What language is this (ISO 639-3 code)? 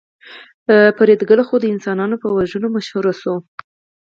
pus